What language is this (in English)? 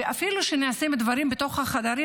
Hebrew